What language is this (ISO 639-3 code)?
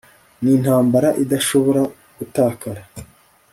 kin